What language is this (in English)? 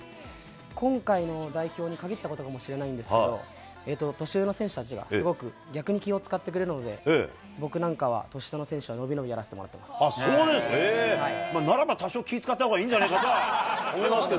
Japanese